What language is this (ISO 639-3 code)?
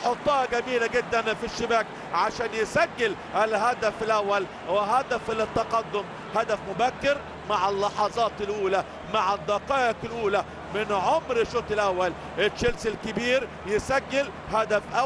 ara